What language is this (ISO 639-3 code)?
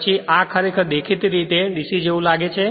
guj